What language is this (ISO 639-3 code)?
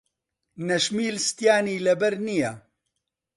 ckb